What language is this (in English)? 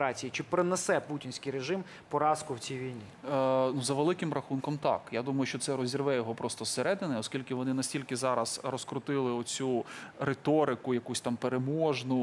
Ukrainian